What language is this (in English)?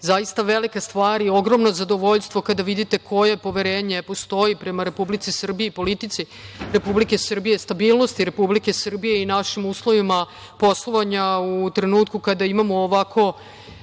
Serbian